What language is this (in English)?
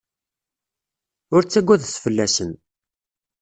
Kabyle